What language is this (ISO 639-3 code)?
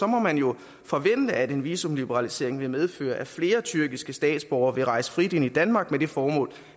dan